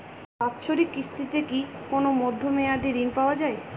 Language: Bangla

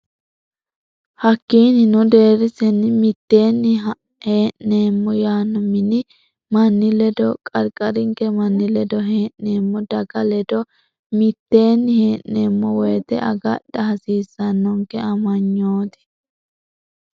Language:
Sidamo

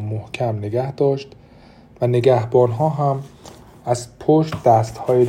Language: Persian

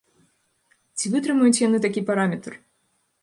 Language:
Belarusian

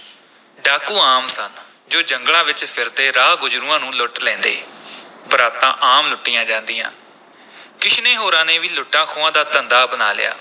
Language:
Punjabi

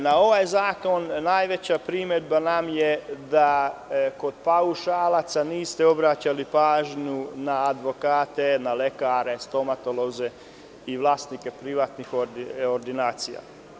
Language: Serbian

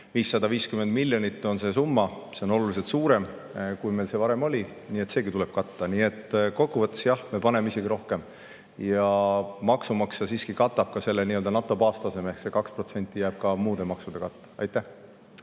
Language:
Estonian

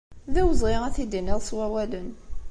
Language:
Kabyle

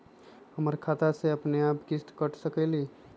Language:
Magahi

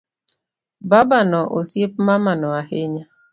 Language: Luo (Kenya and Tanzania)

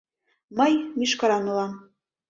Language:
Mari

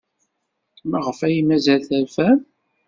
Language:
Kabyle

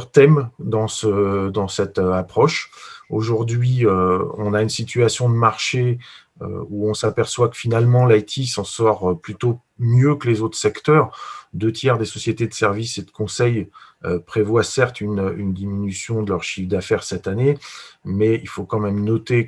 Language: French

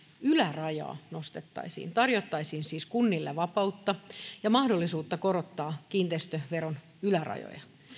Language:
Finnish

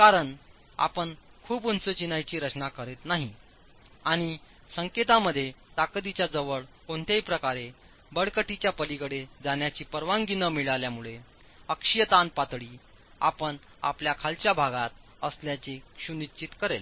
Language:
Marathi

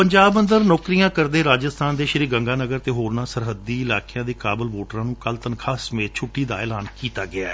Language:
Punjabi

